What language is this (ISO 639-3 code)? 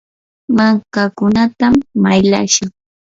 qur